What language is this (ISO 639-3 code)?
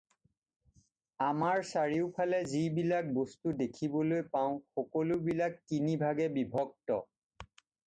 asm